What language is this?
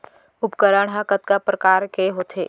Chhattisgarhi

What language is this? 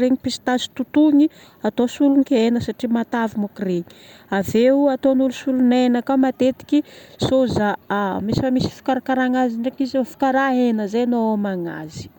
Northern Betsimisaraka Malagasy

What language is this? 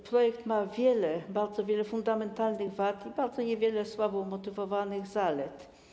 Polish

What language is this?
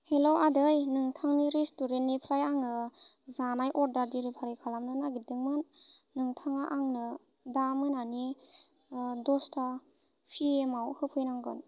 Bodo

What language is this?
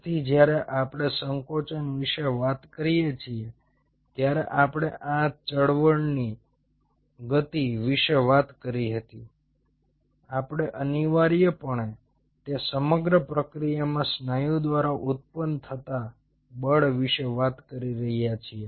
Gujarati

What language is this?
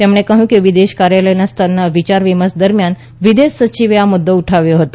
Gujarati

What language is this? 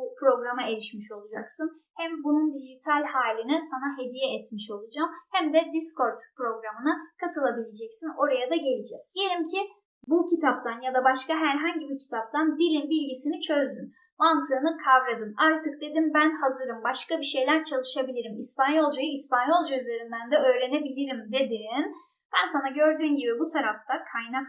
Turkish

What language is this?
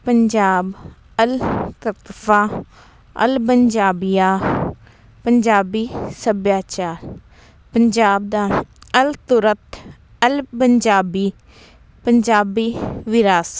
Punjabi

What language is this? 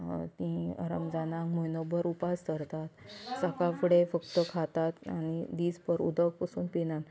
Konkani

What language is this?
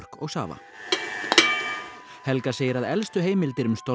Icelandic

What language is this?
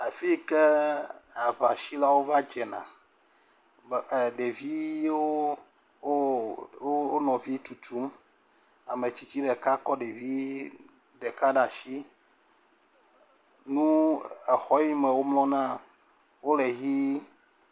Ewe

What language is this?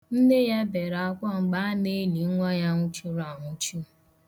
Igbo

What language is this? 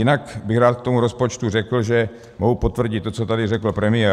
Czech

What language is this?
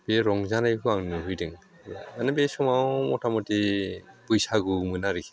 Bodo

